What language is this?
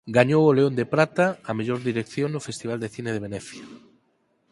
Galician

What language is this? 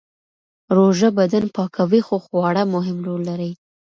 Pashto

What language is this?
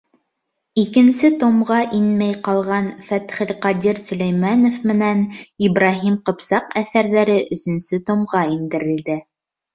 Bashkir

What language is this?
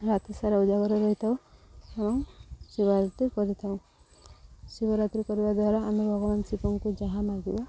Odia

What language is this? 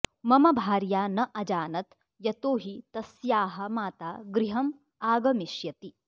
Sanskrit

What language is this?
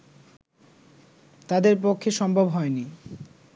Bangla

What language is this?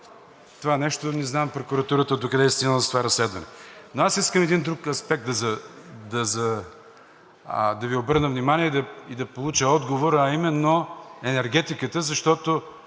Bulgarian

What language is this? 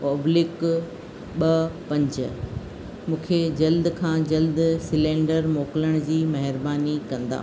Sindhi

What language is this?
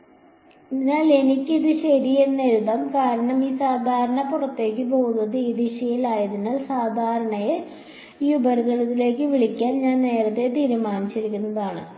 Malayalam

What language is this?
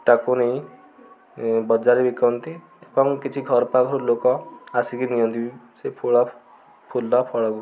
Odia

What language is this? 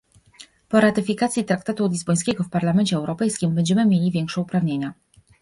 Polish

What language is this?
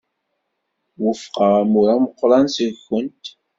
Kabyle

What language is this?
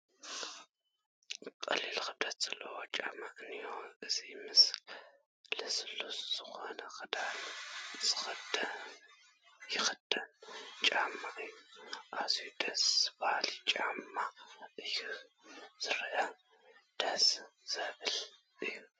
Tigrinya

